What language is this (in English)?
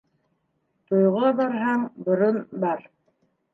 Bashkir